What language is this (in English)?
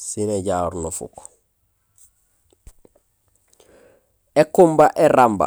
Gusilay